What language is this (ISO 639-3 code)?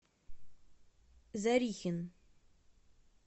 rus